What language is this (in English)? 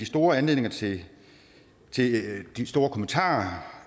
Danish